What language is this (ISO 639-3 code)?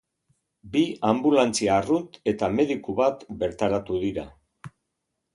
eus